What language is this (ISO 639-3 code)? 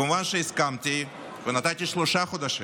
heb